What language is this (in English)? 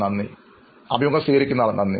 Malayalam